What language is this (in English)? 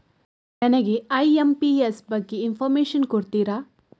Kannada